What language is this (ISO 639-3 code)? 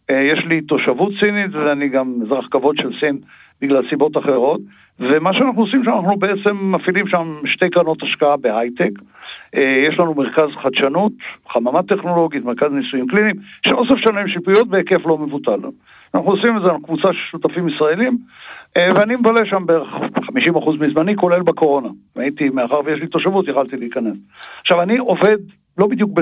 heb